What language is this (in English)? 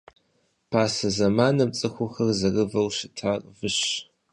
Kabardian